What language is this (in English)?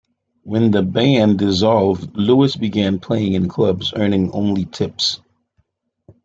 English